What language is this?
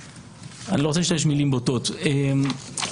Hebrew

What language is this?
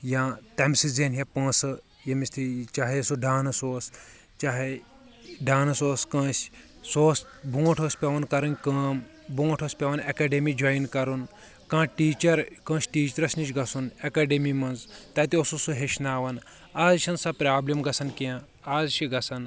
Kashmiri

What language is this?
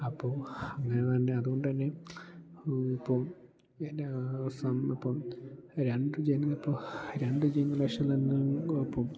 Malayalam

